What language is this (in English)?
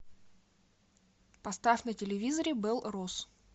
Russian